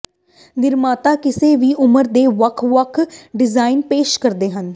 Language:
Punjabi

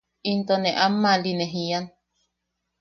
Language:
Yaqui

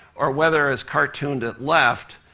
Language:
English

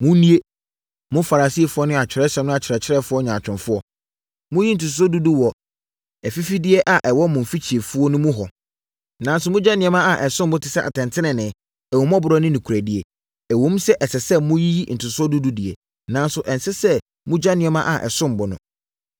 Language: Akan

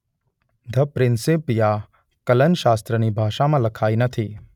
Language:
Gujarati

